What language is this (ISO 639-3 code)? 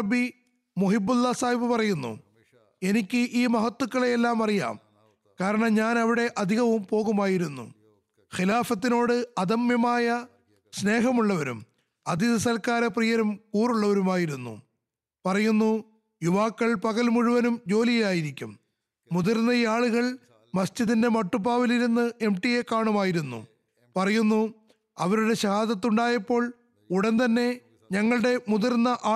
mal